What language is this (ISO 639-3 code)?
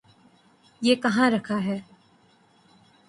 urd